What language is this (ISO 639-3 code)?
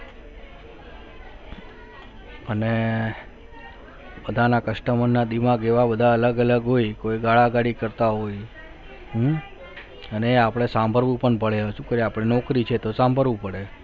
guj